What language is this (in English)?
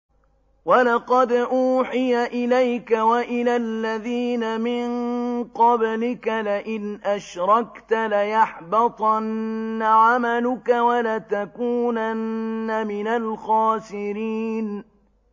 Arabic